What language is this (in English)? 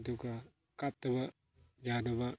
Manipuri